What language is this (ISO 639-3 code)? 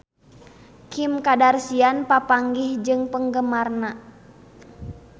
sun